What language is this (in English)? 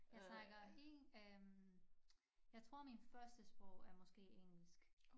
Danish